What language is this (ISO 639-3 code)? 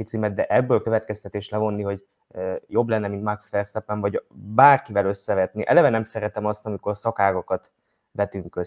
hun